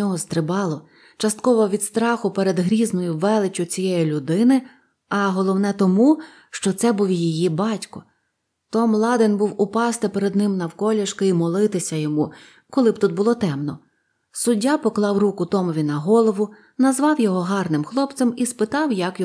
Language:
Ukrainian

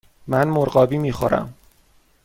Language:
Persian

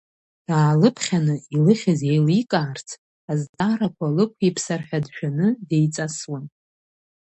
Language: Abkhazian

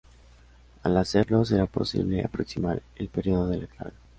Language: Spanish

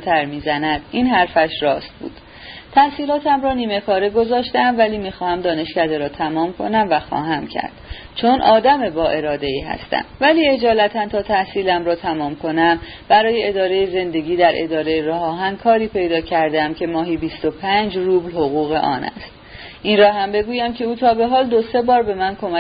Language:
Persian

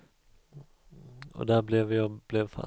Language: Swedish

